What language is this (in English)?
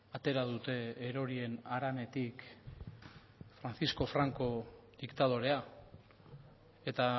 Basque